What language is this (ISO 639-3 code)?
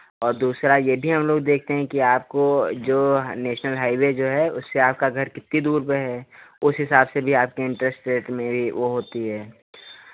hin